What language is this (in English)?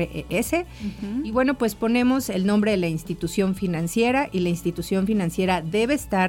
Spanish